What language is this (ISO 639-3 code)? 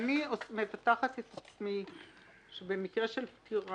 heb